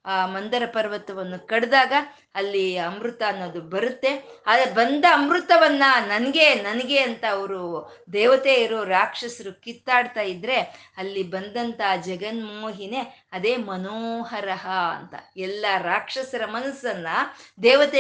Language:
Kannada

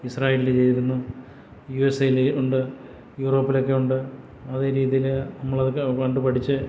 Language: Malayalam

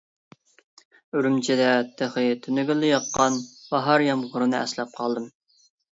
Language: Uyghur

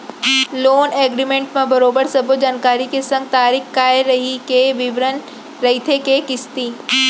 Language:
Chhattisgarhi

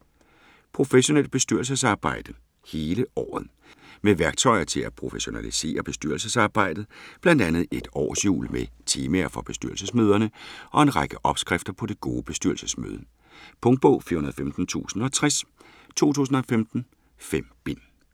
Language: Danish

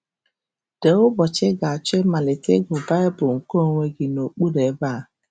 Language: Igbo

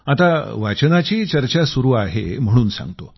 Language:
Marathi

